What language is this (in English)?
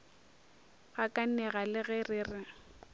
Northern Sotho